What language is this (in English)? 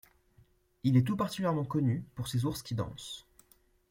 French